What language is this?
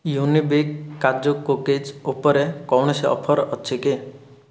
Odia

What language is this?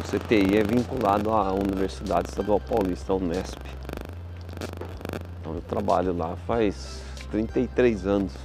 Portuguese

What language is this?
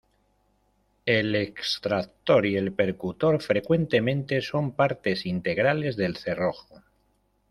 Spanish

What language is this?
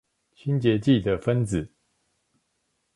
Chinese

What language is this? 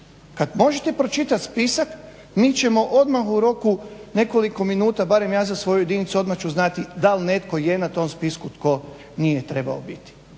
Croatian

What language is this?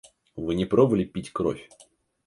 Russian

